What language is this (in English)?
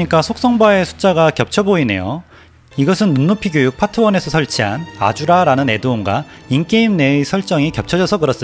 Korean